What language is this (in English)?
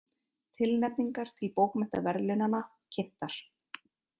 Icelandic